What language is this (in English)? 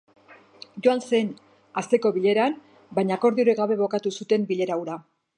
Basque